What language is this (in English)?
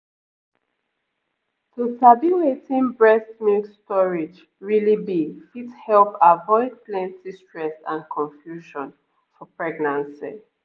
Nigerian Pidgin